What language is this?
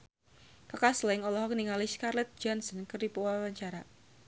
Sundanese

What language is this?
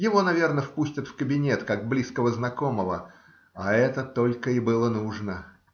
Russian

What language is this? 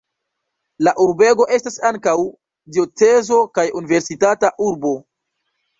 Esperanto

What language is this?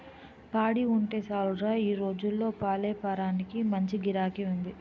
Telugu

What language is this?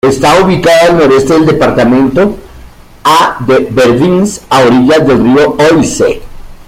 Spanish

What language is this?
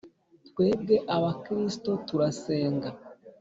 Kinyarwanda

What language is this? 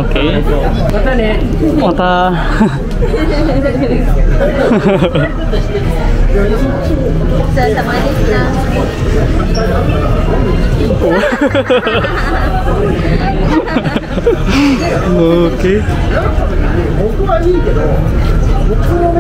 Japanese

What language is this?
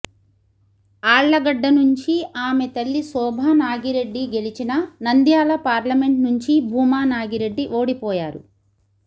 Telugu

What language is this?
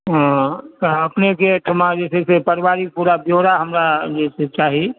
Maithili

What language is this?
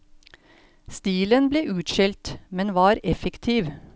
Norwegian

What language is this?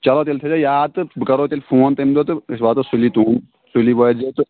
Kashmiri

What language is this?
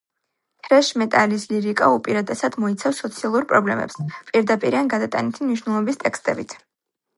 Georgian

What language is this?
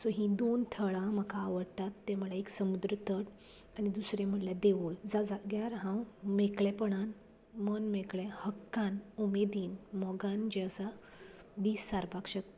Konkani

